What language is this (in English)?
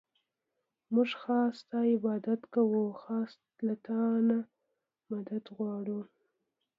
Pashto